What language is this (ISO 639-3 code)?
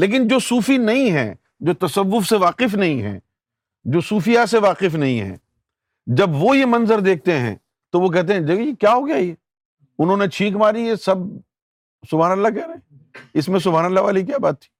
urd